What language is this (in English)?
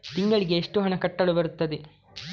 Kannada